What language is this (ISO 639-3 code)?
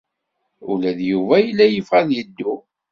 kab